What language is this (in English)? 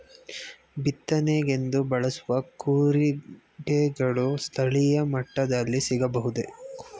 Kannada